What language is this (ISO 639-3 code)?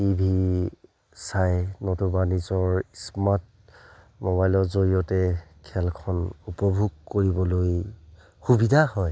asm